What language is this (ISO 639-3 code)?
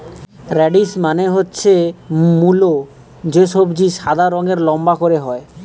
ben